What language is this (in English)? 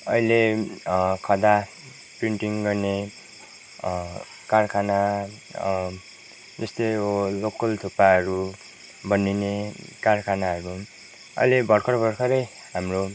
Nepali